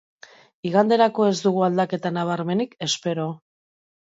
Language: Basque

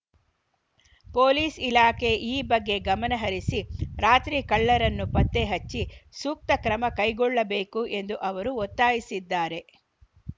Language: Kannada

